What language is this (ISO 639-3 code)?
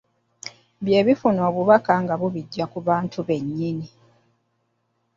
lug